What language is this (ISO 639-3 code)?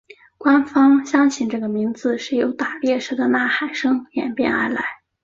zho